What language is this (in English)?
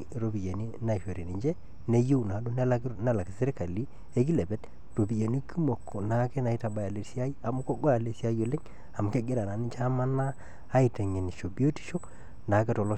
Masai